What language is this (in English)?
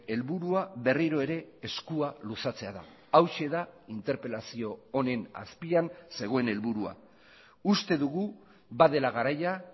Basque